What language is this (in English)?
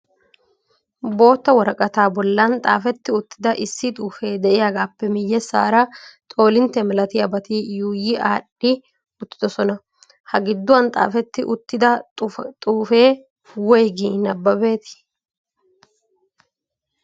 Wolaytta